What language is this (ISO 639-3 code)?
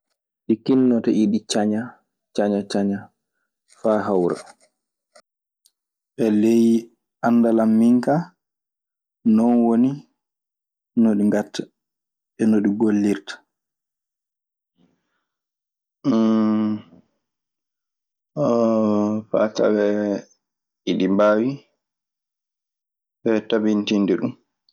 ffm